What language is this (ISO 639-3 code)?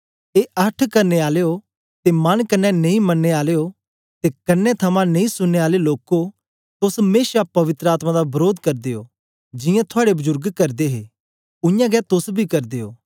doi